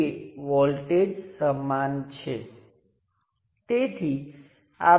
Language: Gujarati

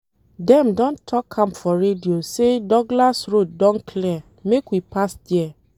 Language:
Nigerian Pidgin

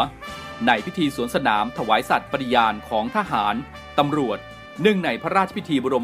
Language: Thai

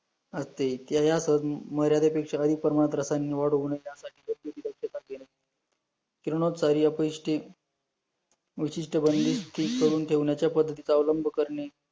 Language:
Marathi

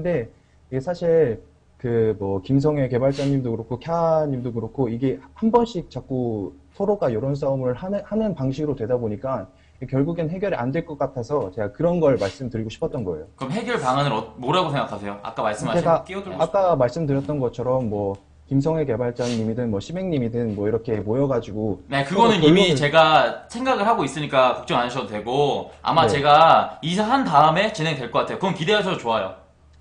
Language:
Korean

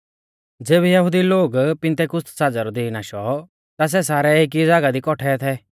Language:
Mahasu Pahari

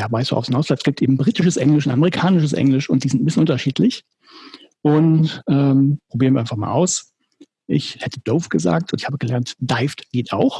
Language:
German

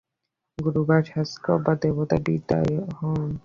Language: Bangla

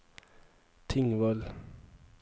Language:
Norwegian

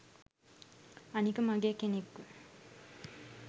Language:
Sinhala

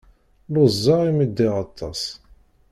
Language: Kabyle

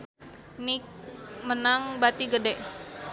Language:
Sundanese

